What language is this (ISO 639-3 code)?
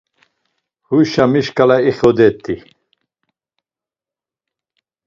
lzz